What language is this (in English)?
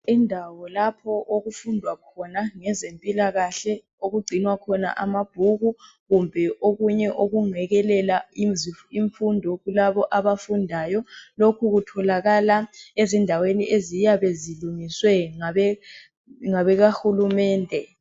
North Ndebele